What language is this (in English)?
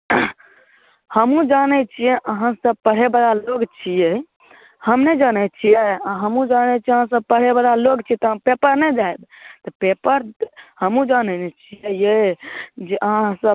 Maithili